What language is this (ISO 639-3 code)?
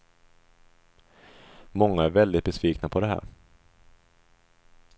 swe